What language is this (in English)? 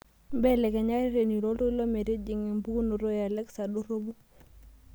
Masai